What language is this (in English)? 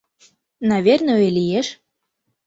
Mari